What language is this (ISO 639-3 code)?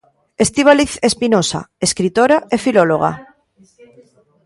glg